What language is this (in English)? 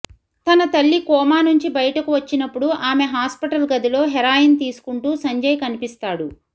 Telugu